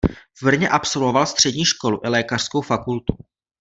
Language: Czech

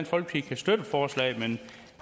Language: Danish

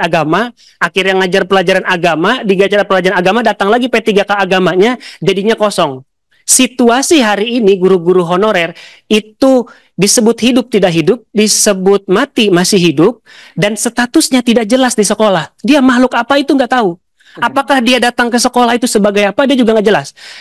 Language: Indonesian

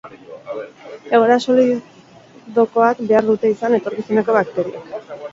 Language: Basque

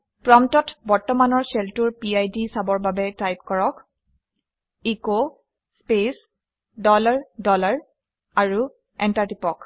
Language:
Assamese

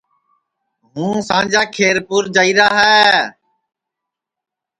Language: Sansi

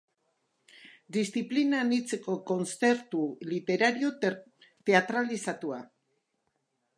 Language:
Basque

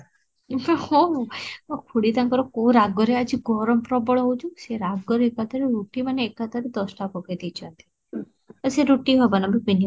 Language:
Odia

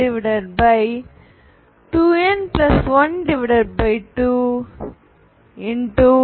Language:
Tamil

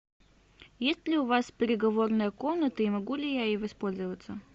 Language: Russian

